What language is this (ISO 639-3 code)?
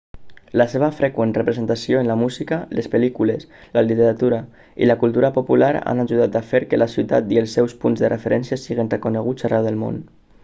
cat